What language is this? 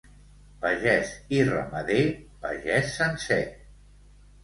Catalan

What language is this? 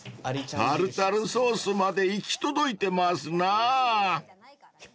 Japanese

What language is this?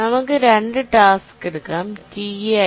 Malayalam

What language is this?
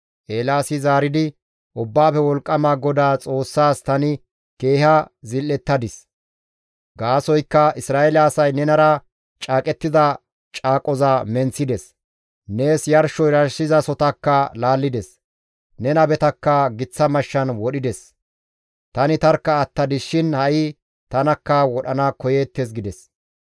Gamo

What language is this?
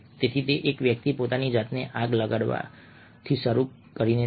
Gujarati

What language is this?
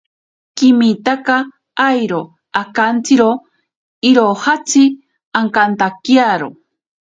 Ashéninka Perené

